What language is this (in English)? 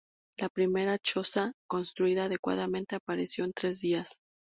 Spanish